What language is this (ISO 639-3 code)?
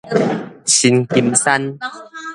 nan